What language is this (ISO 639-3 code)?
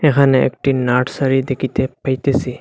ben